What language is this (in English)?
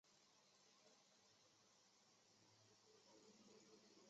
Chinese